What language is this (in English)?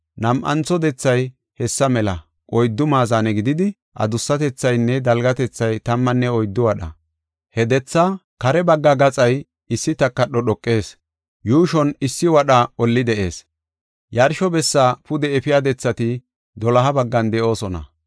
Gofa